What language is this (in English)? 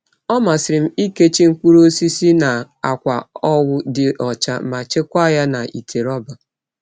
Igbo